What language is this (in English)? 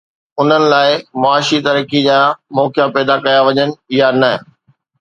Sindhi